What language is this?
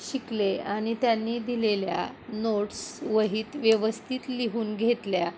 Marathi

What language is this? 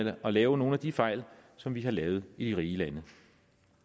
Danish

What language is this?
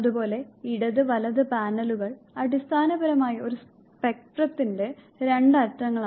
Malayalam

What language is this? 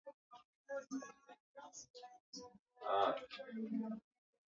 Swahili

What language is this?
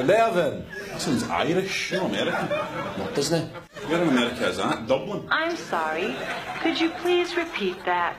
English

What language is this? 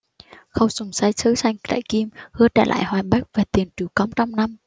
Vietnamese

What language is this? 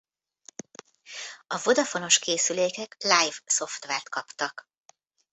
Hungarian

